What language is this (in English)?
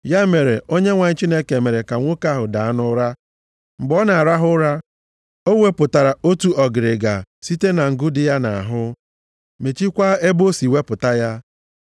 Igbo